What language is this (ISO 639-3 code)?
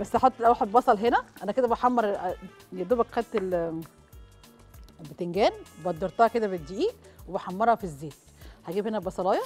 ara